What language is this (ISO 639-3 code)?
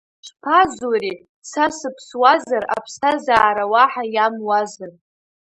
abk